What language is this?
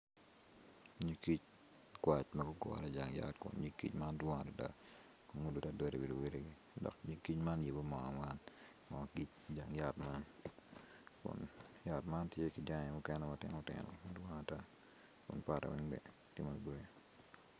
Acoli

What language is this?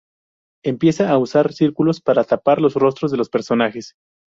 Spanish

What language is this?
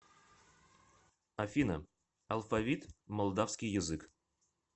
Russian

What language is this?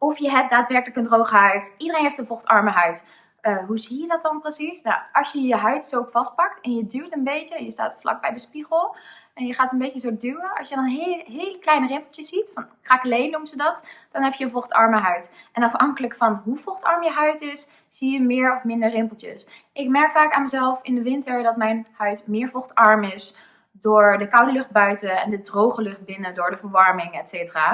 Dutch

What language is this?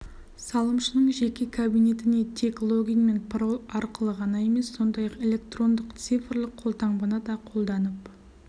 Kazakh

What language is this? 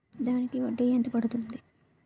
Telugu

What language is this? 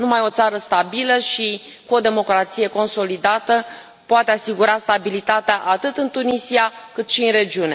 Romanian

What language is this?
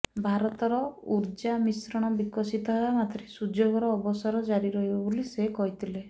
Odia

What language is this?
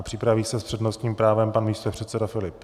Czech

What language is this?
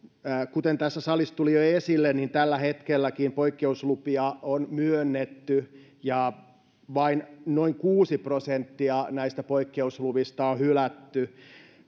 Finnish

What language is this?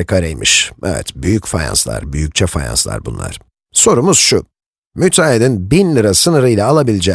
Turkish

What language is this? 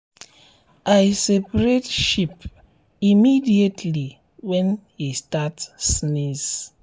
Nigerian Pidgin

